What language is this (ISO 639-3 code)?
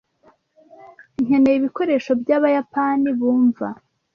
kin